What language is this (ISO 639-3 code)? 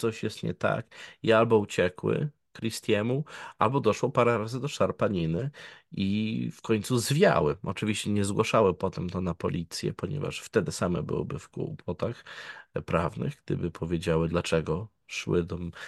pol